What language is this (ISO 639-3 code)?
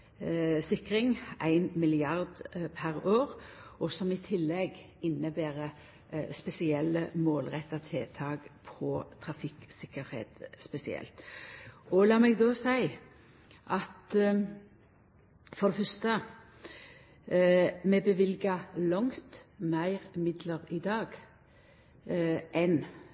nno